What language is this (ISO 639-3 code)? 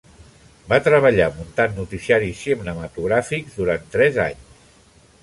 cat